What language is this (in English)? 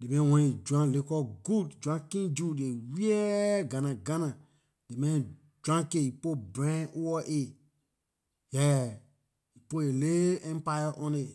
Liberian English